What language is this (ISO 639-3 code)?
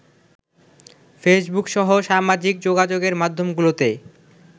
ben